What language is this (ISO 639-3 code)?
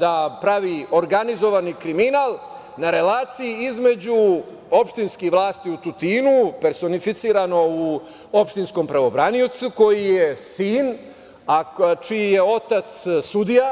srp